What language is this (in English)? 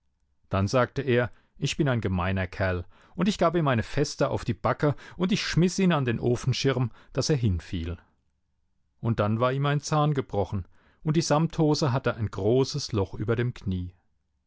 German